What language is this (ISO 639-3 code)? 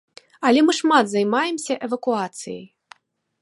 bel